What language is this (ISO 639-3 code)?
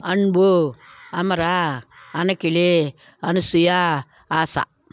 tel